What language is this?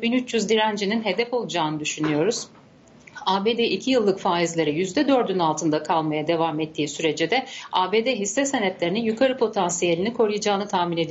Turkish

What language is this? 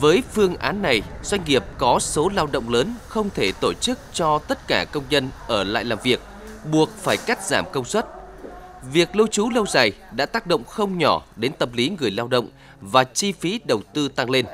Vietnamese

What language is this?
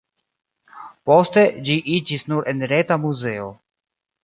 Esperanto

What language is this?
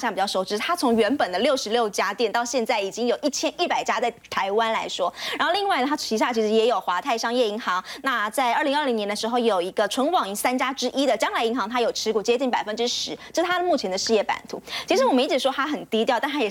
Chinese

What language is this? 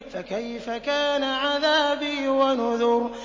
Arabic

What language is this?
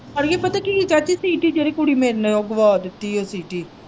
Punjabi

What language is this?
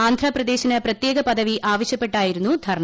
Malayalam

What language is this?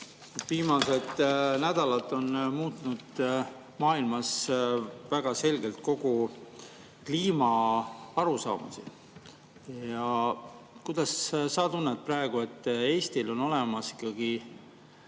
Estonian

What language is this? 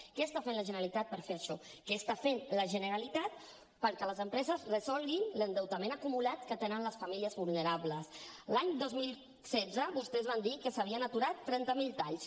Catalan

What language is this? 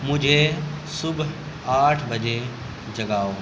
Urdu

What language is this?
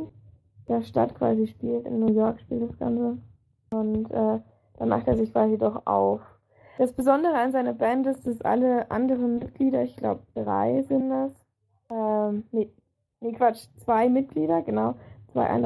German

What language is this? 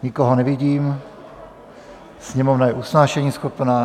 Czech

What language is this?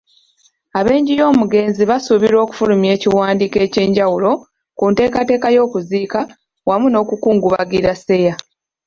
Ganda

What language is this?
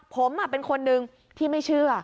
Thai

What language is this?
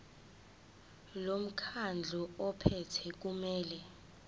Zulu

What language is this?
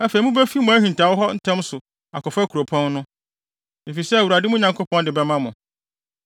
Akan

